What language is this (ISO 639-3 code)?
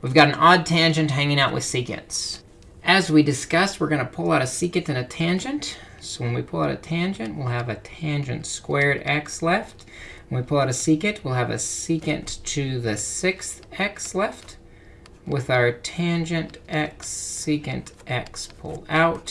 eng